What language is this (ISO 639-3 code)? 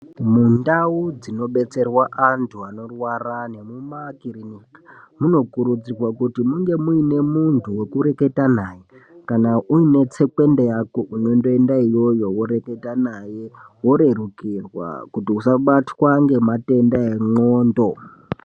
ndc